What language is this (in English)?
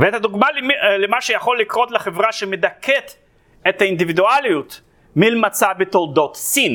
Hebrew